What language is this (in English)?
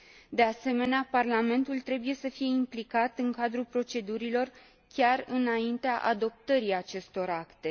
Romanian